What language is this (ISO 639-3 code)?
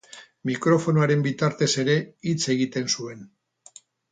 eus